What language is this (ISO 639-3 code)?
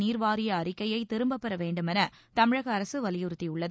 tam